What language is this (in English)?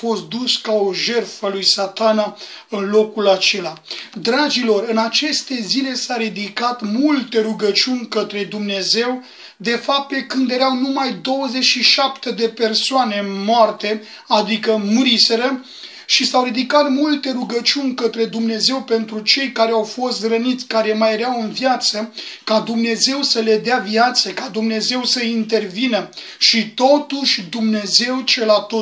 Romanian